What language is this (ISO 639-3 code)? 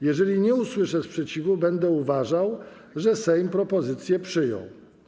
pol